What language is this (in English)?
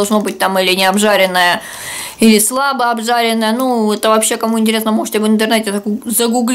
Russian